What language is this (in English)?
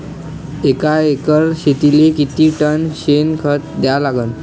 Marathi